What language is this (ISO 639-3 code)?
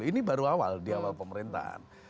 ind